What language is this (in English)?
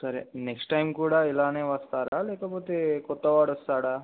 Telugu